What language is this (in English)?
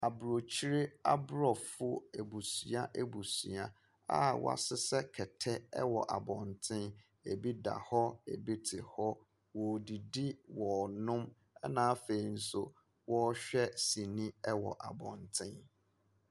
Akan